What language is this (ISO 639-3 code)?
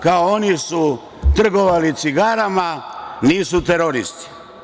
srp